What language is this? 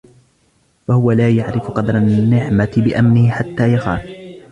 Arabic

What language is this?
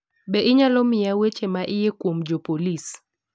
Luo (Kenya and Tanzania)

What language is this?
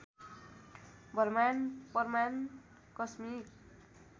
Nepali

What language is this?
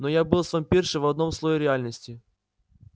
Russian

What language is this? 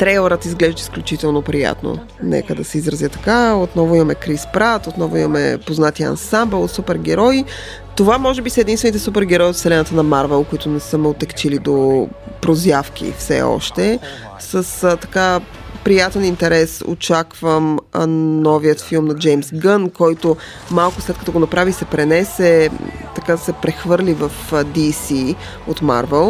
Bulgarian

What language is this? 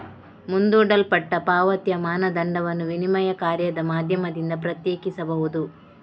Kannada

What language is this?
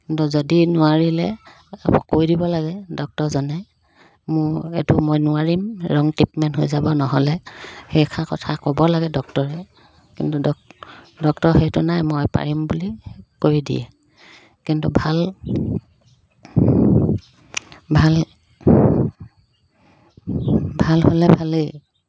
Assamese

